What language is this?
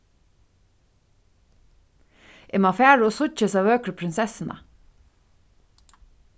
Faroese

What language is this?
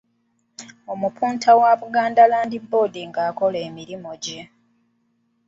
Ganda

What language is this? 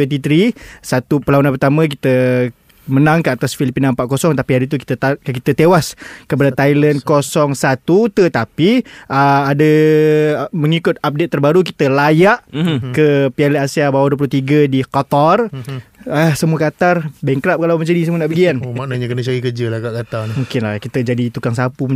Malay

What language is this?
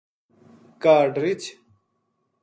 Gujari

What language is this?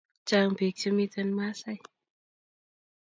Kalenjin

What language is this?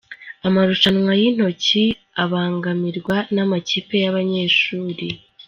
Kinyarwanda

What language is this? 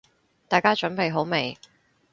Cantonese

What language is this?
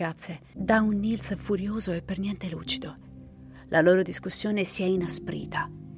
Italian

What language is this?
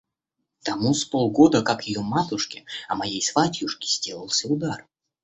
Russian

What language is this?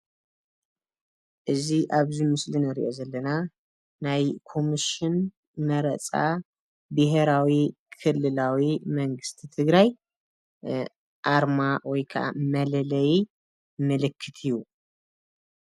Tigrinya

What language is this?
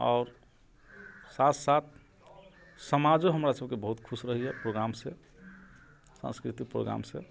Maithili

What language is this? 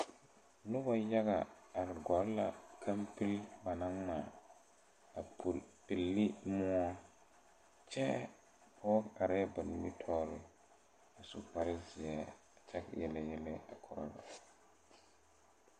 Southern Dagaare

